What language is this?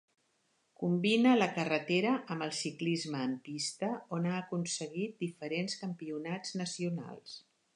Catalan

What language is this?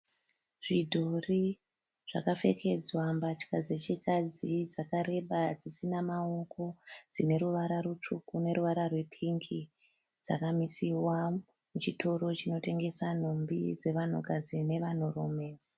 Shona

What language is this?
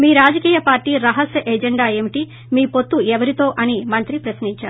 Telugu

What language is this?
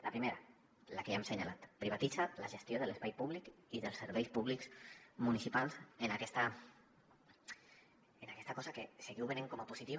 Catalan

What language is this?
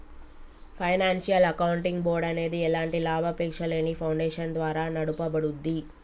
Telugu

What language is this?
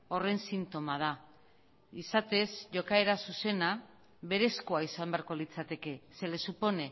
Basque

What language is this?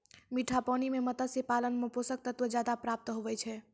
Maithili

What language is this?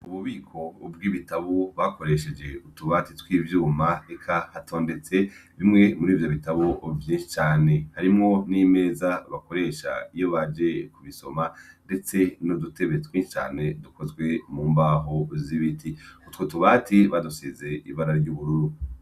Rundi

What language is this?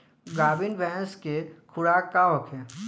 Bhojpuri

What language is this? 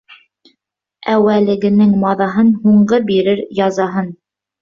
Bashkir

